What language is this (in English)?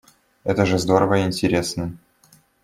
Russian